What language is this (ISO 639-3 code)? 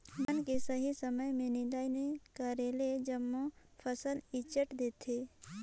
hne